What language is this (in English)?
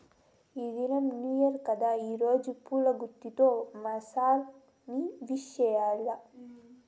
Telugu